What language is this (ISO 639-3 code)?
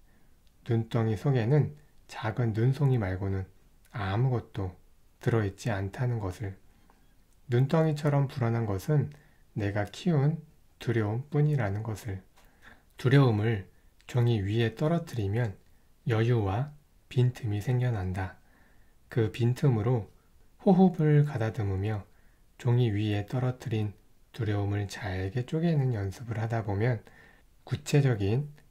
kor